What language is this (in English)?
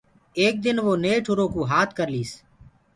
Gurgula